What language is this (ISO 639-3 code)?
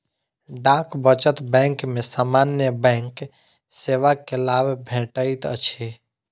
mai